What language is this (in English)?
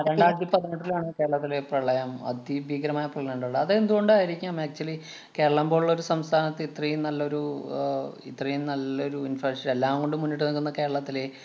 Malayalam